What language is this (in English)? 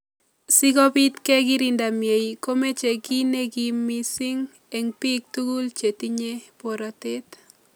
Kalenjin